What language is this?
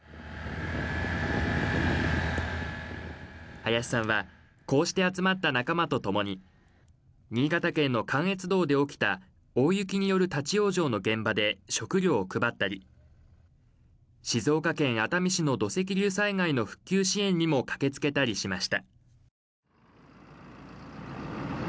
Japanese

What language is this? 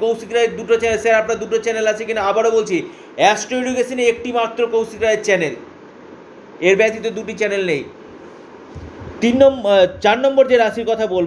Hindi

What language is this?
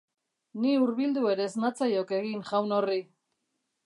Basque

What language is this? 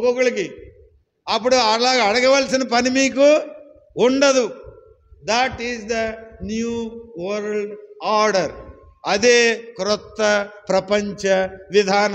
Hindi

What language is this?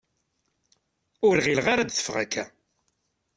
Kabyle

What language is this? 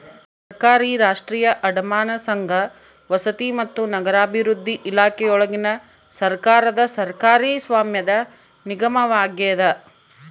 Kannada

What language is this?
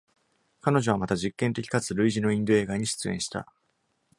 Japanese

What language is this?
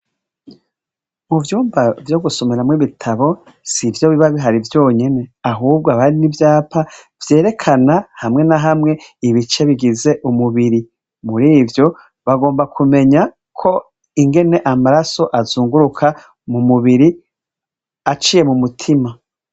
Rundi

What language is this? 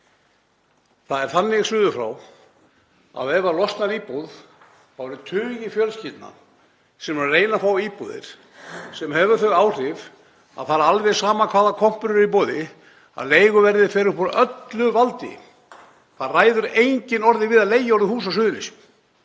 Icelandic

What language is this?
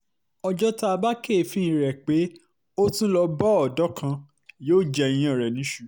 Yoruba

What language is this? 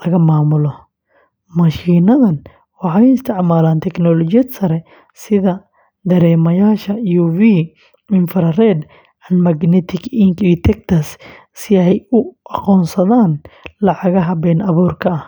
Somali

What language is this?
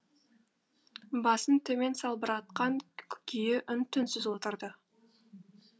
Kazakh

